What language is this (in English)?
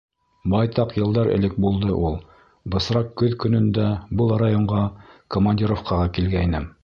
Bashkir